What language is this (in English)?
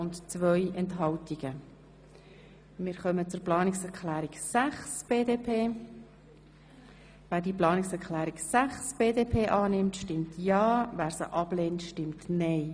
Swiss German